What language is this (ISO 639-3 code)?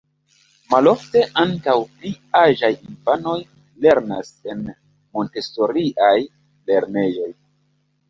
epo